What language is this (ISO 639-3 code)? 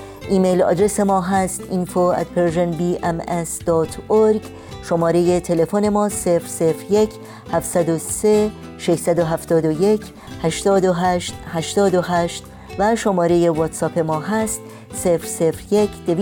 fas